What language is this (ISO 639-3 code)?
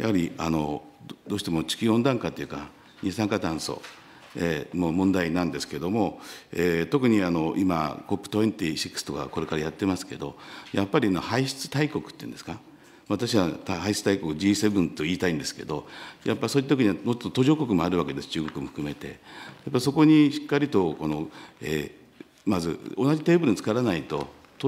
jpn